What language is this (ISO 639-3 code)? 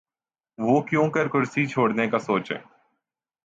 urd